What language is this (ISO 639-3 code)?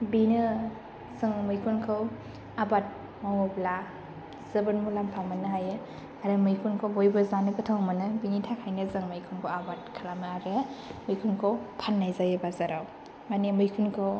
brx